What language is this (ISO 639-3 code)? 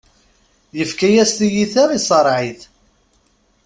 kab